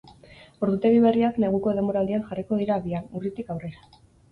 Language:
Basque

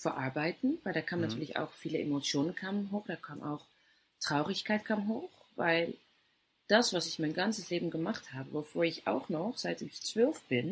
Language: German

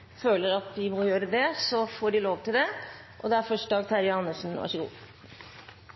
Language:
Norwegian Bokmål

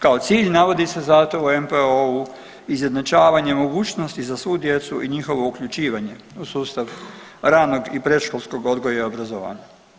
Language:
Croatian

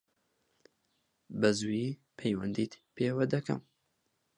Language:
Central Kurdish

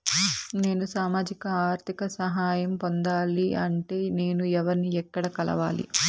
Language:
Telugu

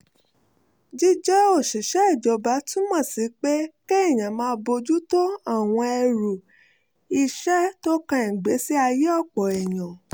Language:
Yoruba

